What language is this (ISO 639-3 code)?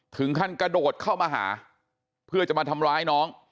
tha